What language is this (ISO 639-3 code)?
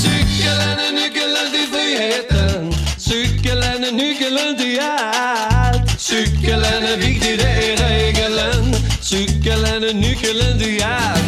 swe